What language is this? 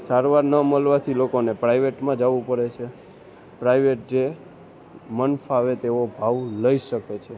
Gujarati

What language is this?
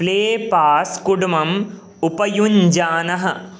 Sanskrit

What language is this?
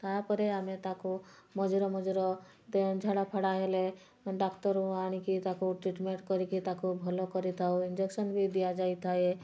Odia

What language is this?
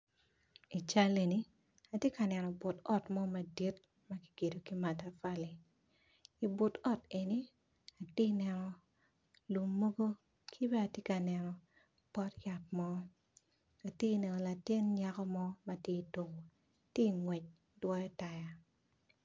Acoli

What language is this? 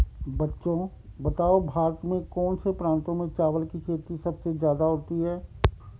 Hindi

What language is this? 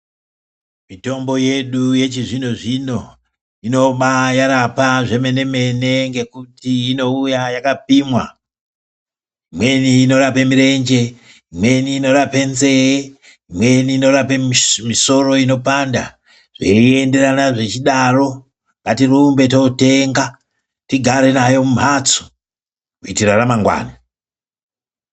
Ndau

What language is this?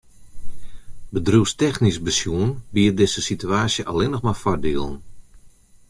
Western Frisian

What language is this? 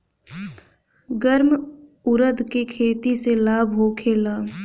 Bhojpuri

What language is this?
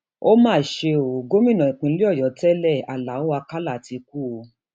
Yoruba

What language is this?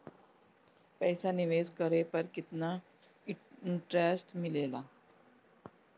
Bhojpuri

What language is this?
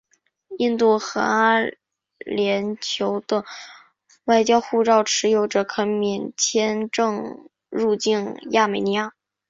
Chinese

